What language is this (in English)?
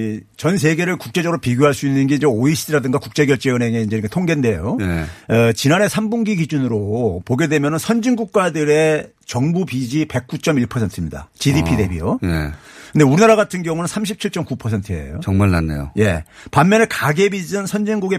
Korean